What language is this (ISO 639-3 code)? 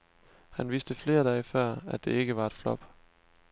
dan